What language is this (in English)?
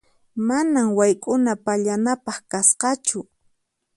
Puno Quechua